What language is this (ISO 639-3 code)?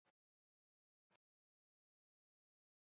quy